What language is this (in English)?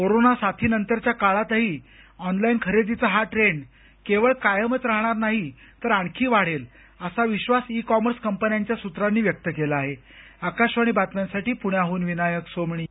Marathi